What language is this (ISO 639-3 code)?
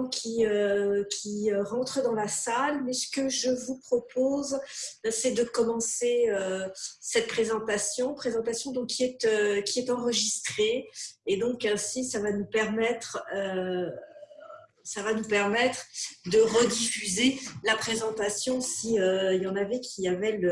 fra